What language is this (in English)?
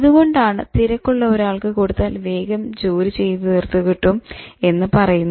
Malayalam